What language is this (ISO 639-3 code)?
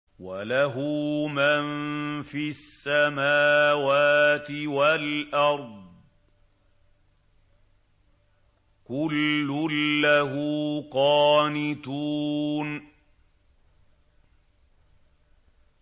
ara